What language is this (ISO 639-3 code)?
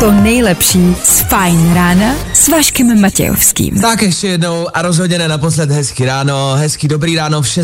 ces